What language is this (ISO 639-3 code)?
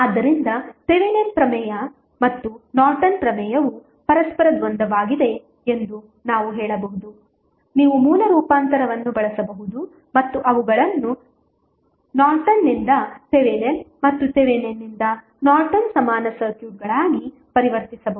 kan